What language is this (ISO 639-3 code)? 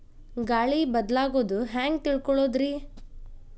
kan